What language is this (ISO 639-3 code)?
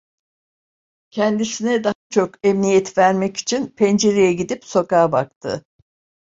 tur